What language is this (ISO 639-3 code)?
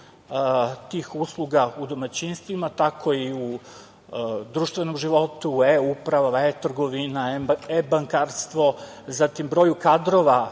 srp